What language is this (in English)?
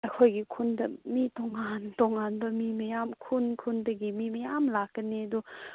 Manipuri